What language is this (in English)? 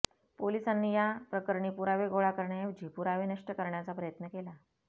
Marathi